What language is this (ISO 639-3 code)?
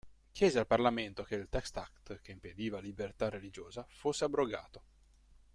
ita